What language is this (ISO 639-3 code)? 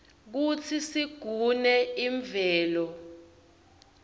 ssw